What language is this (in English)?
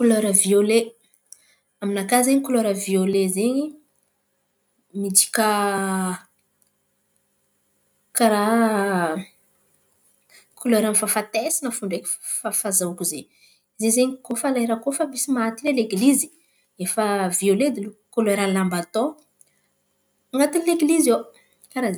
Antankarana Malagasy